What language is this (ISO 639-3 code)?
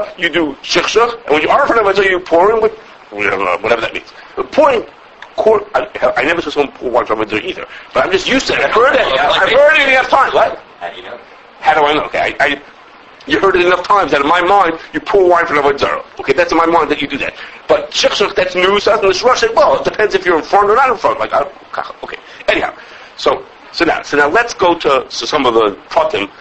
eng